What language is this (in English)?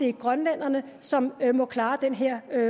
Danish